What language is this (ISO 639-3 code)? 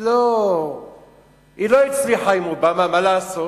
heb